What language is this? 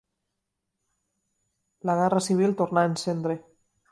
Catalan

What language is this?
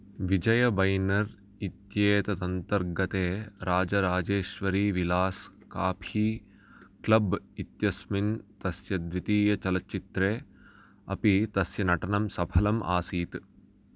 Sanskrit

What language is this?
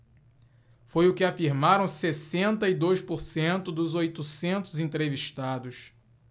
Portuguese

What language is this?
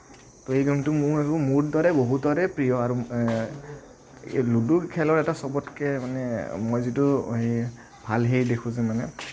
Assamese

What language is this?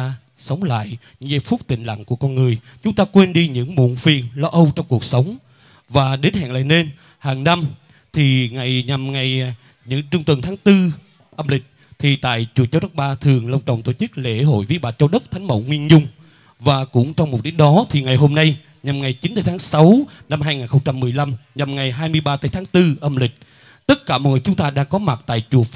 Vietnamese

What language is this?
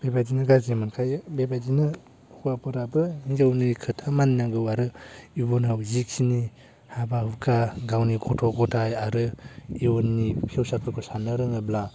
Bodo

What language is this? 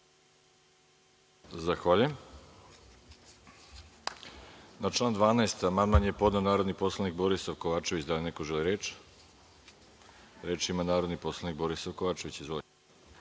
Serbian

